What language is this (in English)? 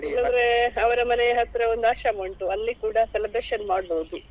Kannada